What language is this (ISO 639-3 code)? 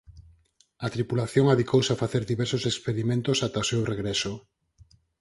glg